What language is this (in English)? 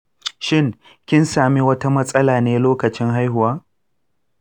Hausa